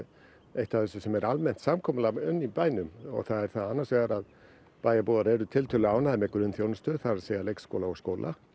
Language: Icelandic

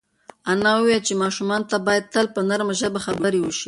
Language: Pashto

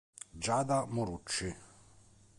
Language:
Italian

